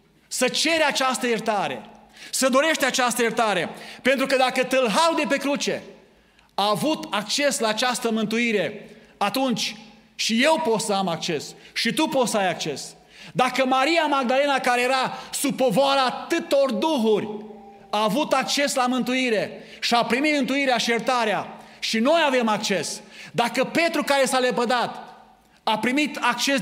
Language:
Romanian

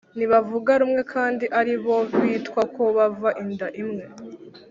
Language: Kinyarwanda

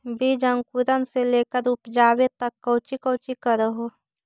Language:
Magahi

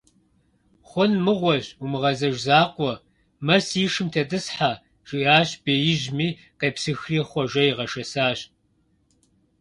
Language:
Kabardian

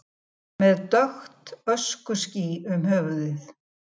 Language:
Icelandic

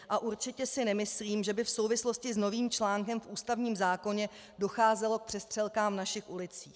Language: Czech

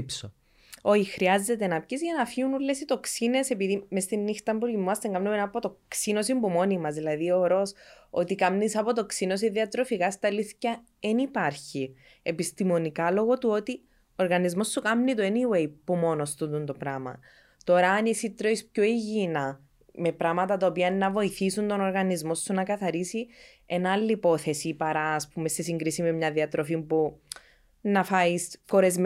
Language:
Greek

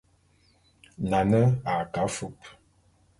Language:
Bulu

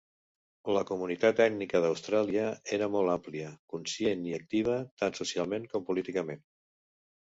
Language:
Catalan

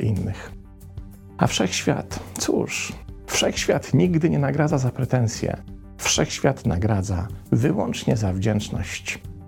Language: Polish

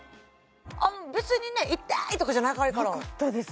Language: Japanese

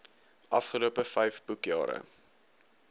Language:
Afrikaans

